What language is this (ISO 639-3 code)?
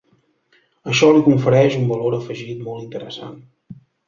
cat